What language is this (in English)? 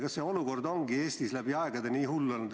Estonian